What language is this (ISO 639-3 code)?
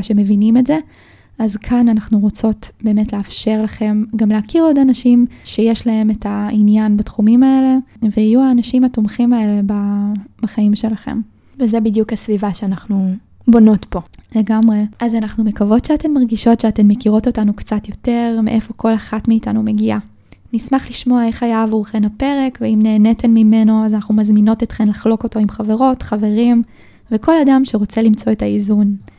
heb